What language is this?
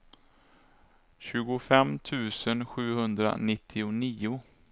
Swedish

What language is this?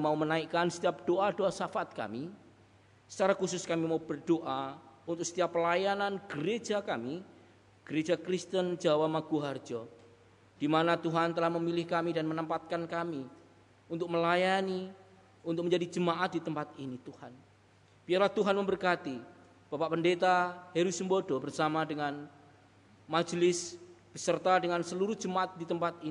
Indonesian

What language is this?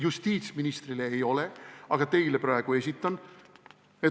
Estonian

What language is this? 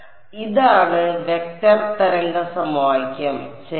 Malayalam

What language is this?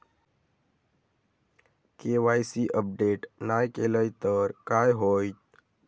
Marathi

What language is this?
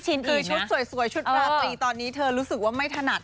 Thai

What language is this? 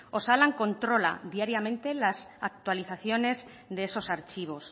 Spanish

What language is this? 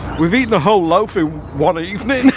English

